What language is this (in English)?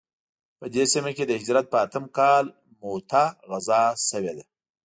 Pashto